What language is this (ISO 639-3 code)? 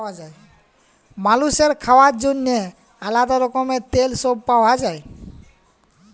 ben